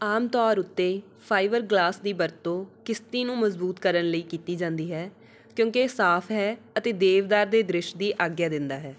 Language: Punjabi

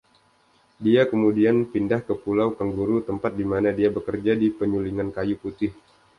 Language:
Indonesian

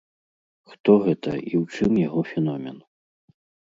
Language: Belarusian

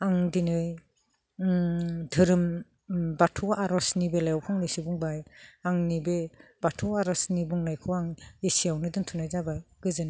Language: Bodo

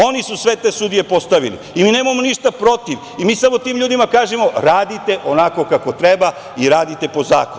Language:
Serbian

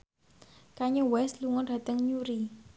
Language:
Javanese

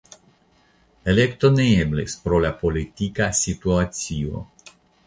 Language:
Esperanto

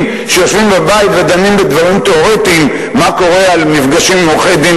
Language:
Hebrew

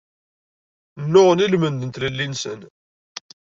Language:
Kabyle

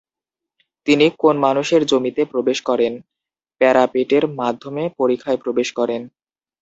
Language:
Bangla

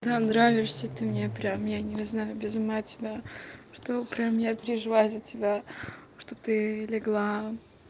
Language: Russian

